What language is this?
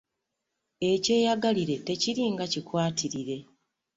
Ganda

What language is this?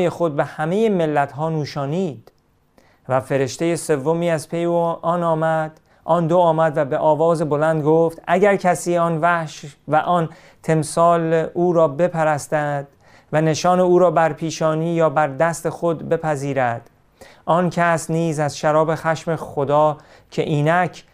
Persian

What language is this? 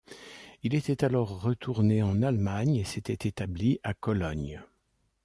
French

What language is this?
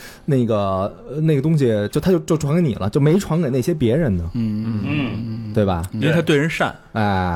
Chinese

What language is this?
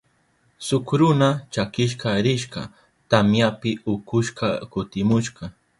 Southern Pastaza Quechua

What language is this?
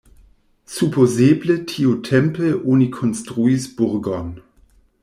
Esperanto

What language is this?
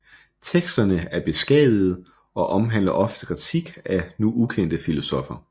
Danish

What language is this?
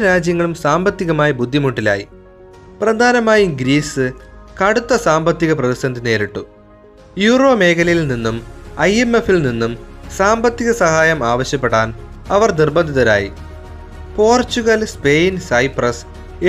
Malayalam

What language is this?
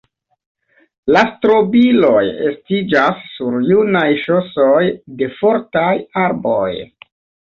Esperanto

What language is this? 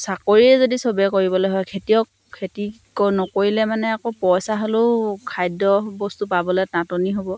Assamese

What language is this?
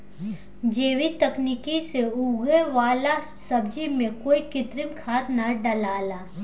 Bhojpuri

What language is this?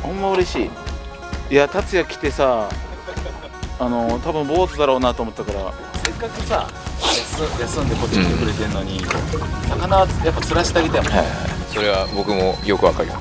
Japanese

